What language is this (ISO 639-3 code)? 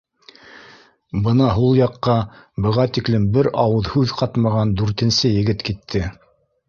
bak